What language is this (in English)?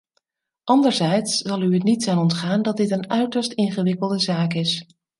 Dutch